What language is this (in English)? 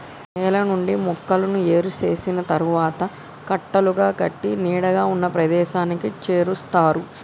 Telugu